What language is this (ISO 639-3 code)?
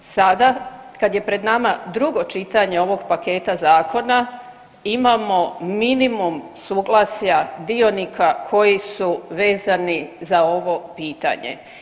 hrv